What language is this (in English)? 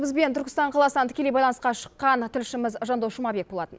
Kazakh